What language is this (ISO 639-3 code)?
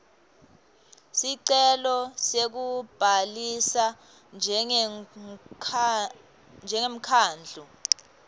ssw